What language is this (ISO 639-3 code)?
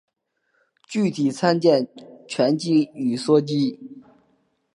zho